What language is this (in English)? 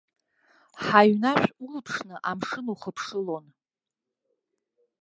Abkhazian